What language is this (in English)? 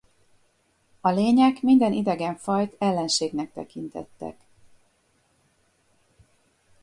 Hungarian